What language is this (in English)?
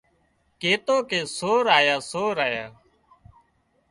Wadiyara Koli